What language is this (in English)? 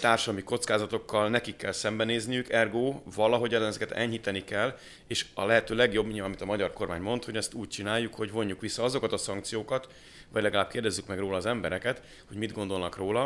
Hungarian